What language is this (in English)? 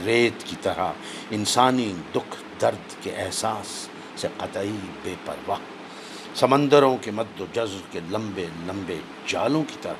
Urdu